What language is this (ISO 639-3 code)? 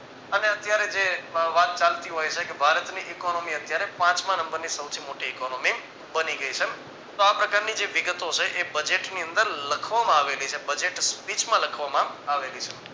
guj